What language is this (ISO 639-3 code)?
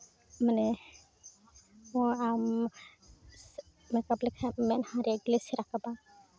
sat